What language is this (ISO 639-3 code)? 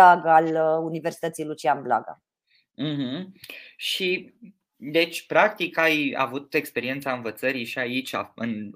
ron